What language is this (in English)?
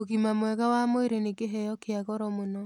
Kikuyu